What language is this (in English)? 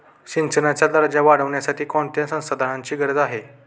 Marathi